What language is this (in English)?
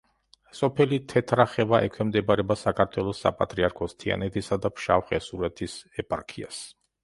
Georgian